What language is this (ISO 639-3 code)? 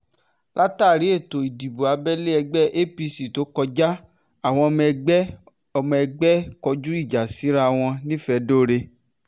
yor